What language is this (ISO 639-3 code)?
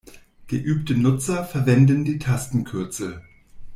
deu